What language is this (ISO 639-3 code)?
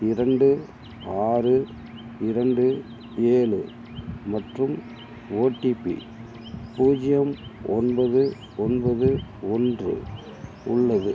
tam